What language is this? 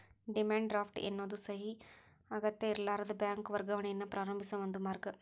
Kannada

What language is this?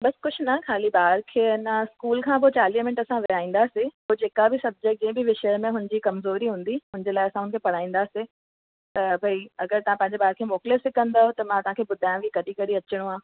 Sindhi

